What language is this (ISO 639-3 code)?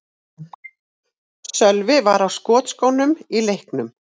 isl